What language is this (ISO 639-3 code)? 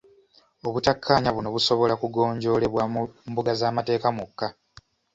lug